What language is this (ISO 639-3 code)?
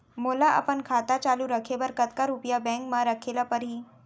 hne